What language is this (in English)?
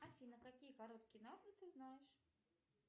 Russian